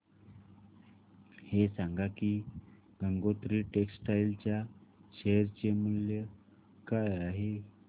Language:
Marathi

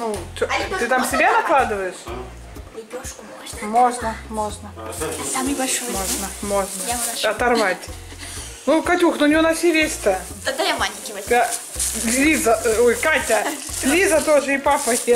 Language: Russian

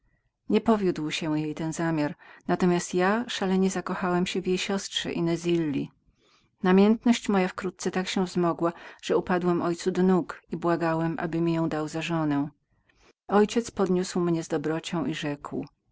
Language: Polish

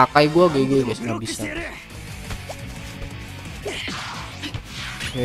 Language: Indonesian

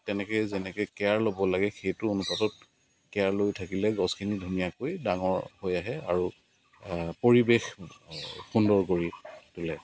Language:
Assamese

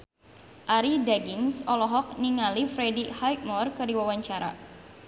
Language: Sundanese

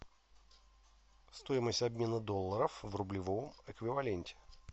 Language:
Russian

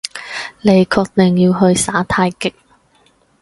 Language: Cantonese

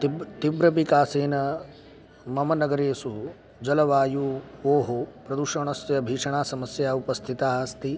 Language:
Sanskrit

